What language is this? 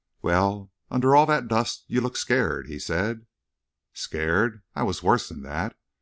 English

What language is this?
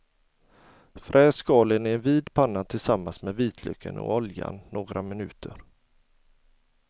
Swedish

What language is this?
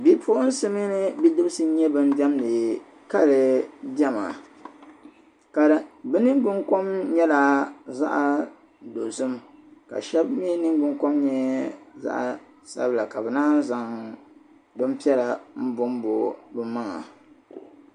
Dagbani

